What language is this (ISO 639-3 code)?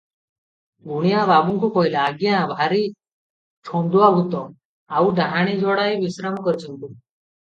ori